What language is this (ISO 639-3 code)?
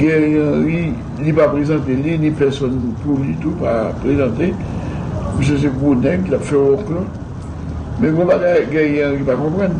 fra